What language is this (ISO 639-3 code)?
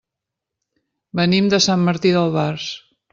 cat